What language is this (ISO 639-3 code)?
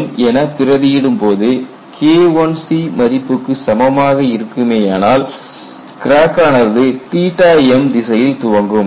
tam